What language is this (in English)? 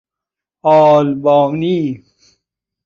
Persian